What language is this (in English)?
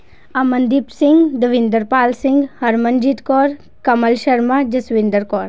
Punjabi